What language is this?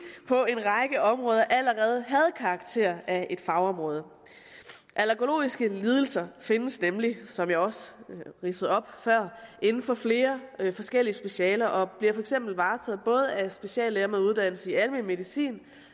Danish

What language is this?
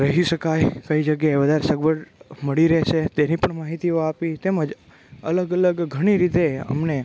Gujarati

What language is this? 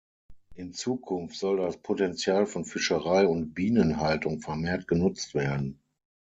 German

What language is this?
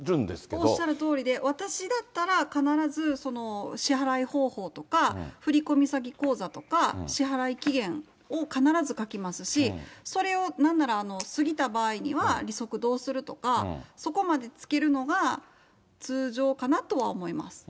Japanese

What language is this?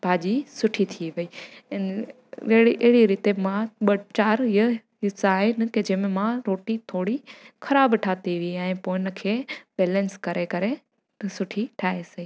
Sindhi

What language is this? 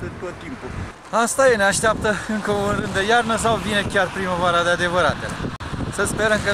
Romanian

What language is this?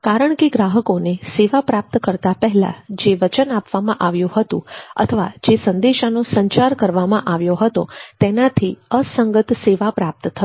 Gujarati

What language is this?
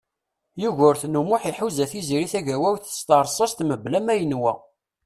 Kabyle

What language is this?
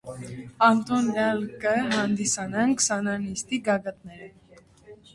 Armenian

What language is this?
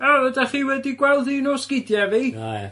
Welsh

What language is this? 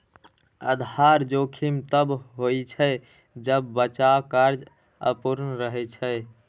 Maithili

